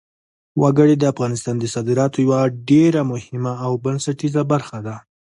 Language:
Pashto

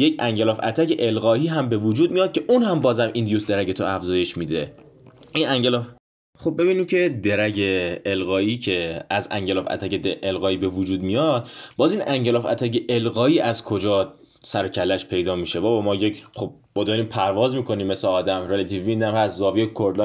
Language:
Persian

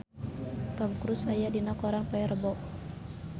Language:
Sundanese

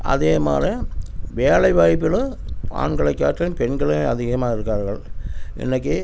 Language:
Tamil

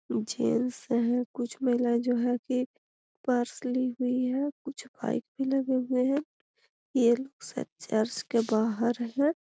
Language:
Magahi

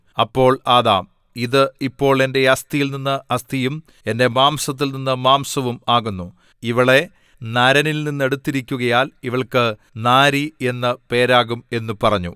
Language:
Malayalam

